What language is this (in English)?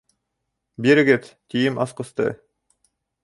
Bashkir